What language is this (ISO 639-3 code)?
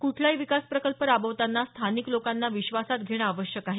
mar